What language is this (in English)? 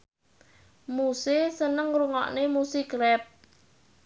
Javanese